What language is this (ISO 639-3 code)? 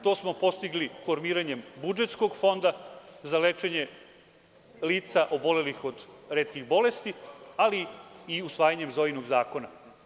srp